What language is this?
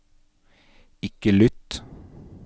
Norwegian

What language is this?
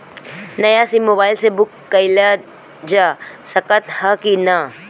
Bhojpuri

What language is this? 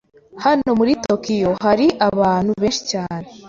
Kinyarwanda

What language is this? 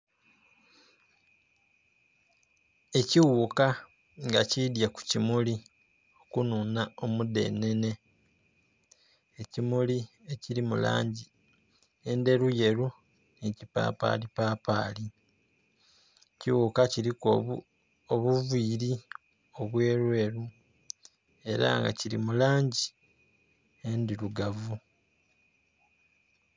Soga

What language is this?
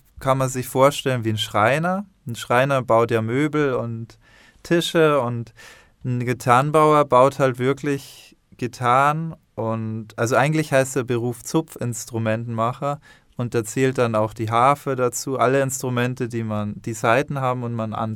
German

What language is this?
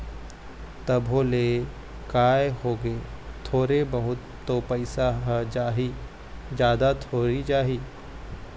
Chhattisgarhi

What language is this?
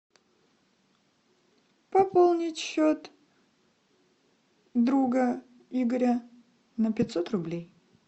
Russian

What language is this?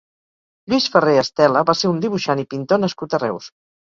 Catalan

